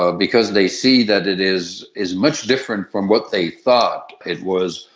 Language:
English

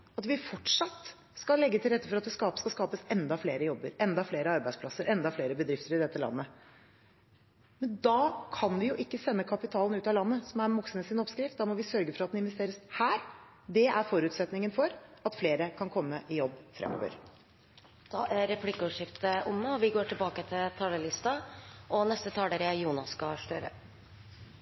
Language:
Norwegian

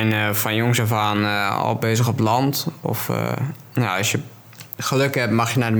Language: Dutch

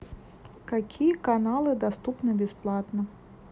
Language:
Russian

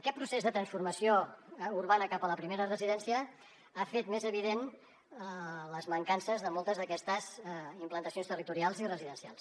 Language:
Catalan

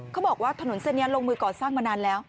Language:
Thai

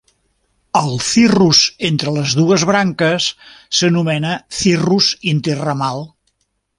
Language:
Catalan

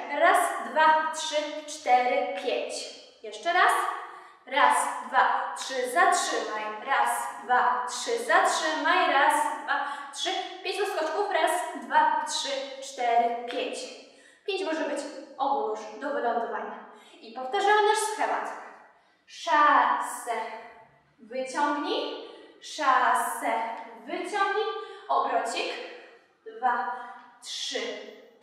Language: Polish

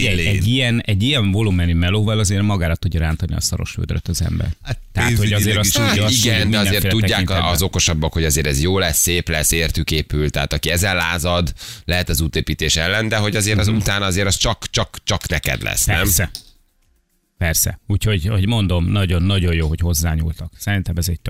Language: Hungarian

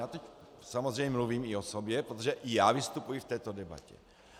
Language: Czech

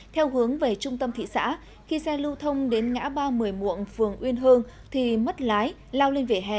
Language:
Vietnamese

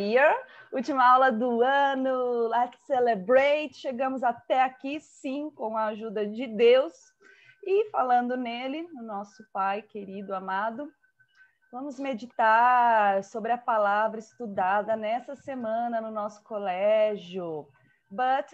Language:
Portuguese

